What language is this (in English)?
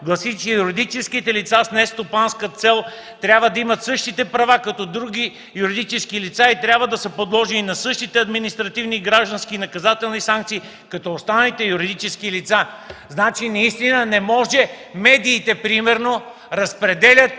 Bulgarian